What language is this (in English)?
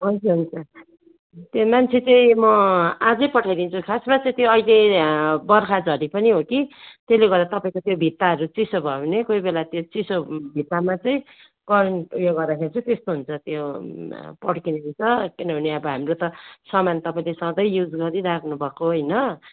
Nepali